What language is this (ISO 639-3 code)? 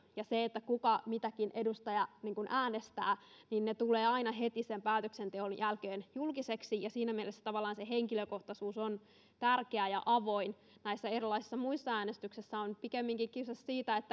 fin